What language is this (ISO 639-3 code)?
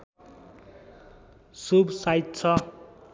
nep